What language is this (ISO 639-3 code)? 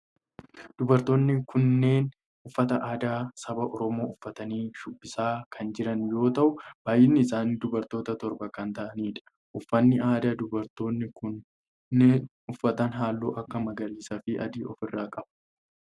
orm